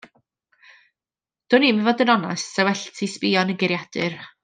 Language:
Welsh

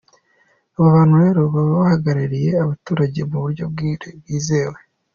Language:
Kinyarwanda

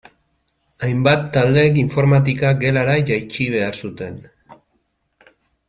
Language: Basque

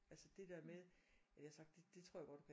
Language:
Danish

